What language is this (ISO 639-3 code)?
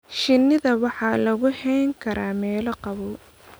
som